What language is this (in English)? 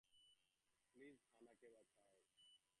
Bangla